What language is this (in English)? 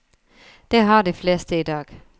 Norwegian